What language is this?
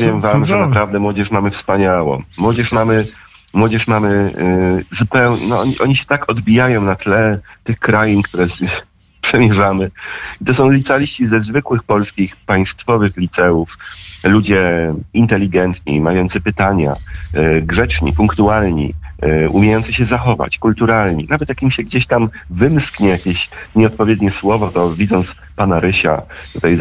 Polish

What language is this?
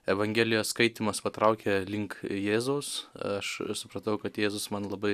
Lithuanian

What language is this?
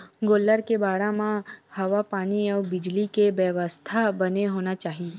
Chhattisgarhi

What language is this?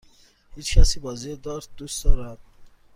Persian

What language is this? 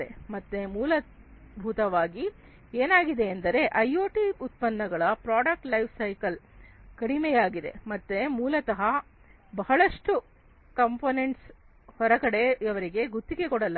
Kannada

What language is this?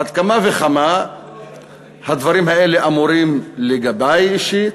Hebrew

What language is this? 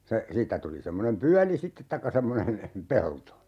Finnish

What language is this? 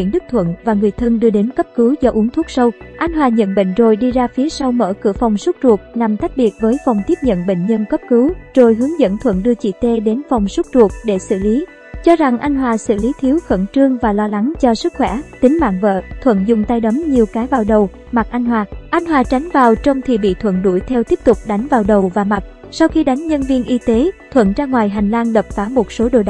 Vietnamese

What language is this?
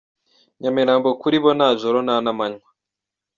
Kinyarwanda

